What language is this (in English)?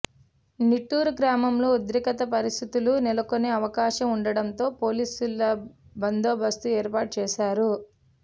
Telugu